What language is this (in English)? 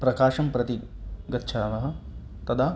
Sanskrit